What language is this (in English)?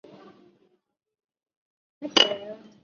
Chinese